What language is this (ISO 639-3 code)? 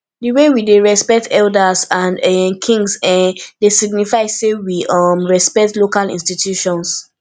pcm